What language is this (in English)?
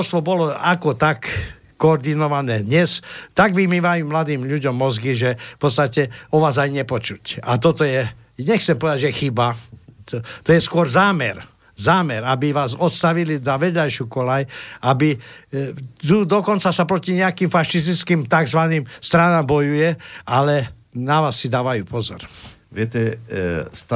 Slovak